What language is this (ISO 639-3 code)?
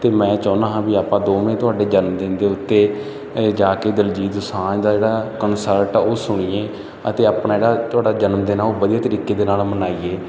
pan